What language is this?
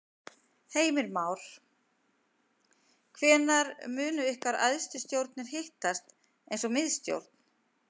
Icelandic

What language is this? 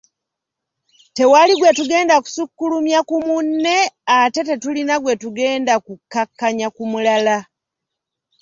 Ganda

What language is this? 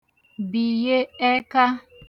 Igbo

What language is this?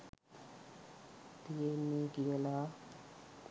Sinhala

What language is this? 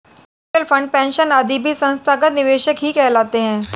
Hindi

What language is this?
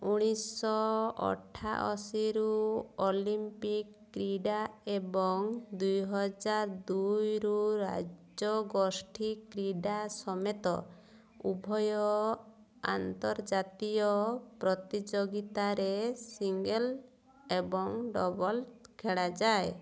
Odia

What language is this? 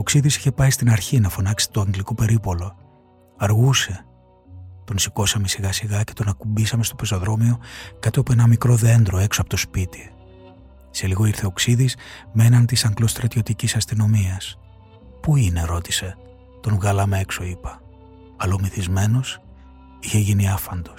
Greek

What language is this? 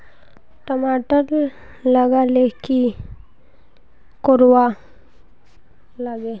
Magahi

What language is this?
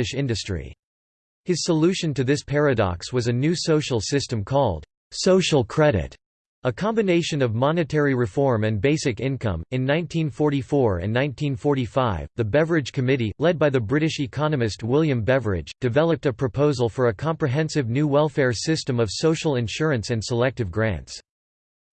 English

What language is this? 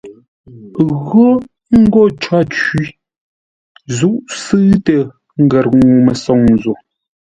Ngombale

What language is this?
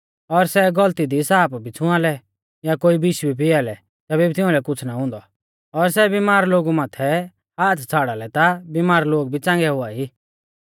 Mahasu Pahari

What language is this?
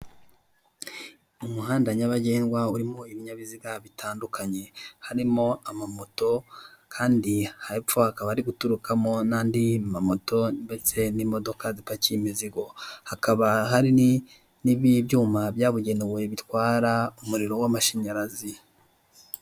Kinyarwanda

